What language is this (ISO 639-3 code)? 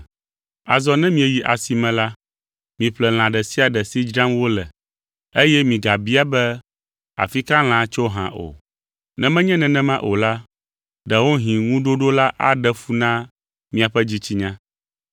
ewe